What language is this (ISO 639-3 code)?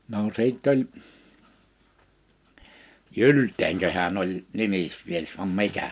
fin